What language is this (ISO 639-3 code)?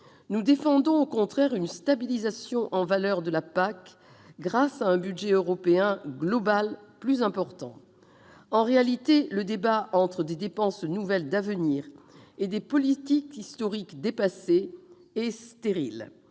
fra